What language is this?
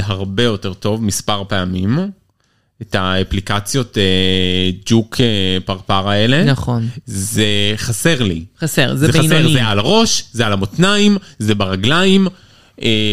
Hebrew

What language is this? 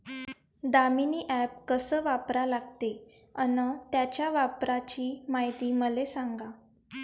Marathi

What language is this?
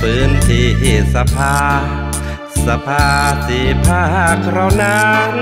Thai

